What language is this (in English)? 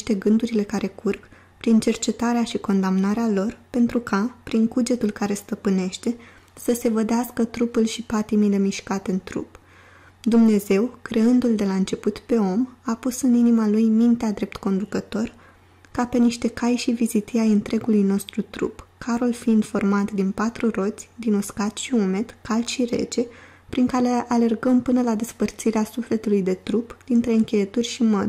Romanian